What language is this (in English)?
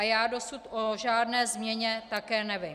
Czech